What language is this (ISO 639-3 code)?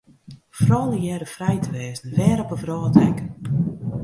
fry